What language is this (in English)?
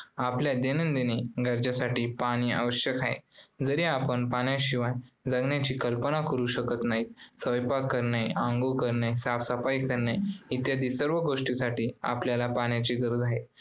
Marathi